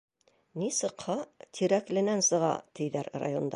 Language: Bashkir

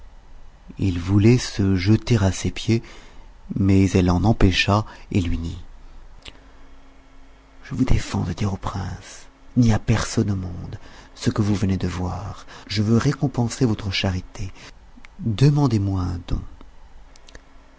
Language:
French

